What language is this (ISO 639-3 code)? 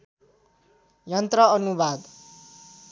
nep